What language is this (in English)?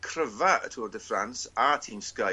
Welsh